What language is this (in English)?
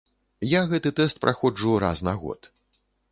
Belarusian